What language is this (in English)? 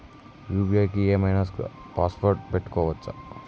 Telugu